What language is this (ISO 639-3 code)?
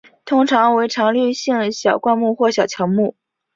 zho